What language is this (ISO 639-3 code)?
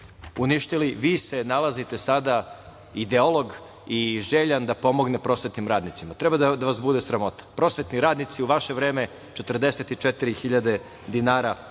srp